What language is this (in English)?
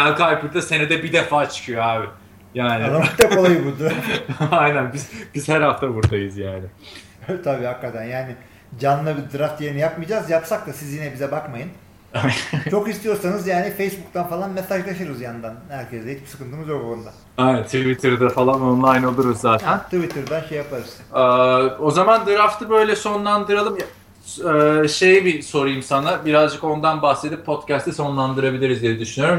Turkish